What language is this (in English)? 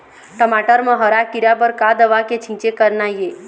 Chhattisgarhi